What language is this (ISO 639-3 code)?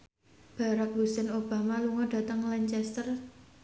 jav